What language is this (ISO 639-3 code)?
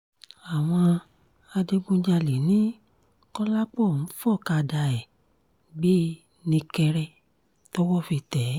yor